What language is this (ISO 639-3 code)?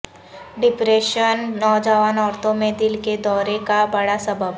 urd